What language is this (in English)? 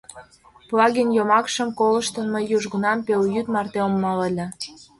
Mari